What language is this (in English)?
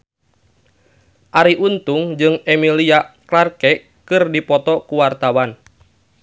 Sundanese